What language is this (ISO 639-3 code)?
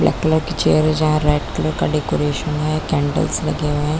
hin